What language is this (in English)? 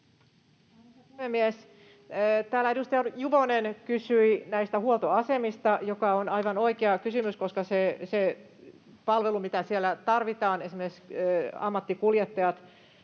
Finnish